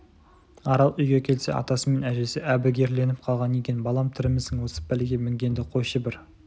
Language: Kazakh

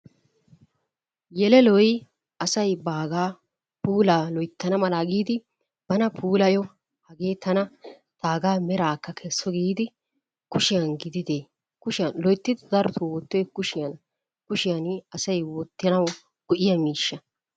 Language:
Wolaytta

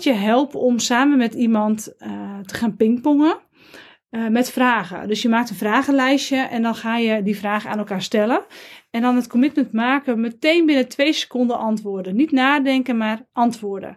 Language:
Dutch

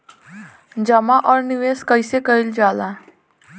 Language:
Bhojpuri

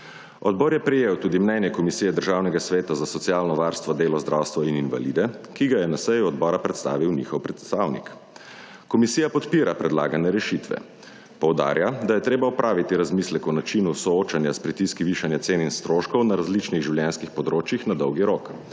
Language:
Slovenian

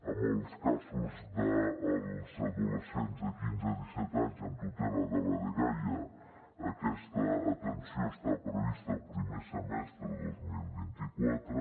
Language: Catalan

